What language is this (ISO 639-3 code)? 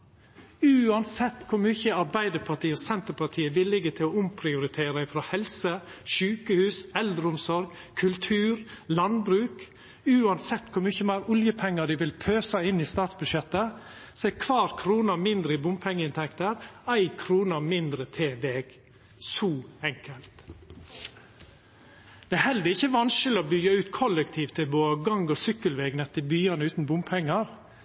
nno